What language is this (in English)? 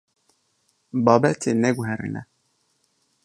Kurdish